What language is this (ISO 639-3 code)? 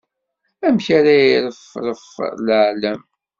kab